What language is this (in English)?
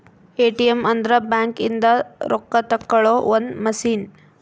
Kannada